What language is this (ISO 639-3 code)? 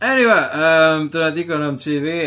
cym